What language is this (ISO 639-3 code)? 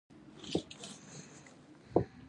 pus